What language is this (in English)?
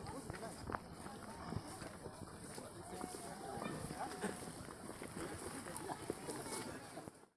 Indonesian